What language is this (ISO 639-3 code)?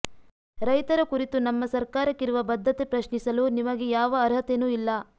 kan